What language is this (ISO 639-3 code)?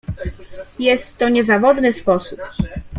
pol